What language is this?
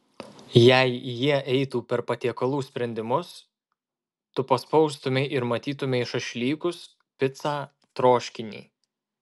Lithuanian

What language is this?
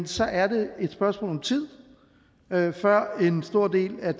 Danish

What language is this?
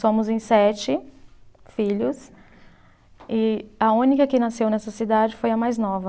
Portuguese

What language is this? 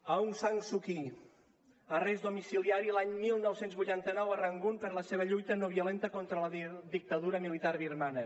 Catalan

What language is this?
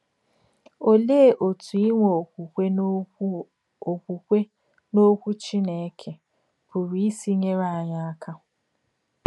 Igbo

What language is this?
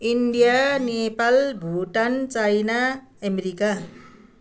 Nepali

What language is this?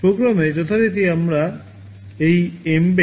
Bangla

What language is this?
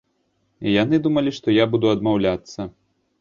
Belarusian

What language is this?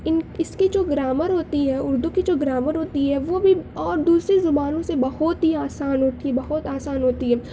Urdu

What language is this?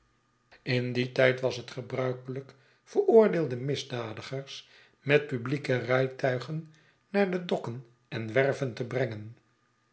Dutch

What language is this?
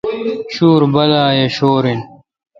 Kalkoti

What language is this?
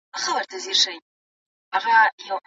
Pashto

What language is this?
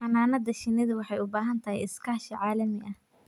Somali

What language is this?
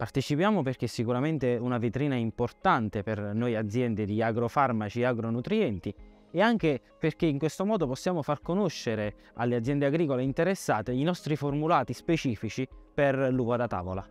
Italian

